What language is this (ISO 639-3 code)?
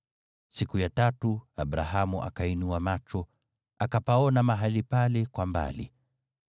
swa